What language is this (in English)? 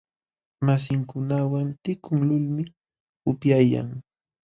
Jauja Wanca Quechua